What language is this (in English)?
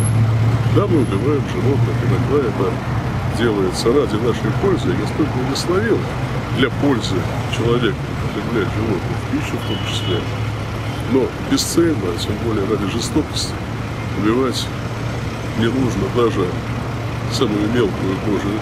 Russian